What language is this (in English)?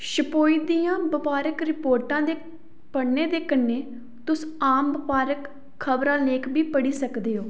Dogri